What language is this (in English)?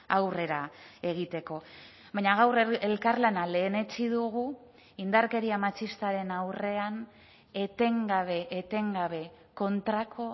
Basque